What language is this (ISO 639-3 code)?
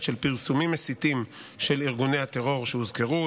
heb